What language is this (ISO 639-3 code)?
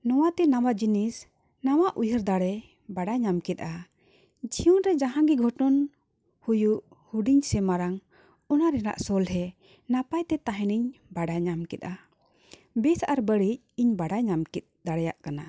sat